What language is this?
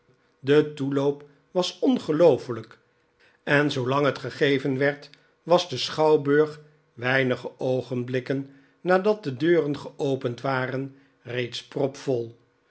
Dutch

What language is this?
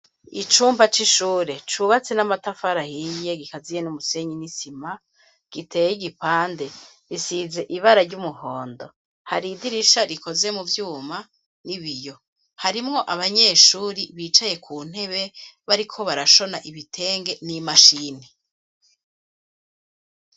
Rundi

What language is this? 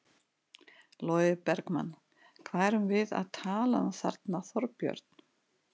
Icelandic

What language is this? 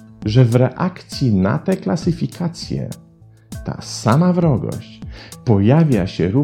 Polish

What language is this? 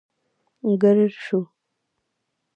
Pashto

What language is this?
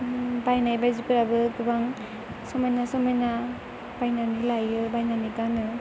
Bodo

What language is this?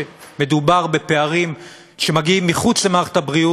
Hebrew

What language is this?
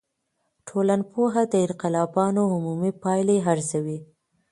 Pashto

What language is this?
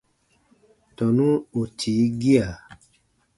Baatonum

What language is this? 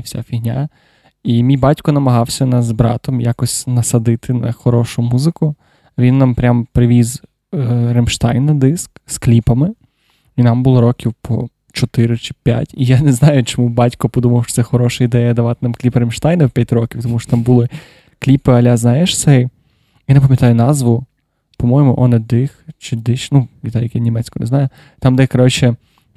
Ukrainian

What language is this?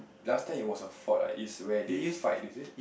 English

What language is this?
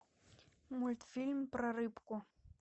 Russian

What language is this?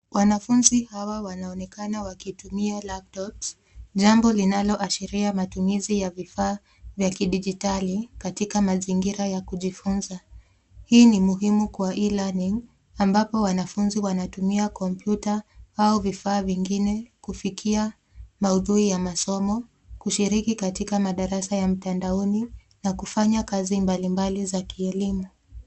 Swahili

